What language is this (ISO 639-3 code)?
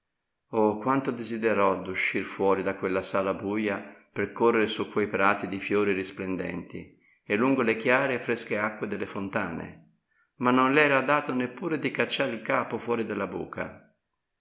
ita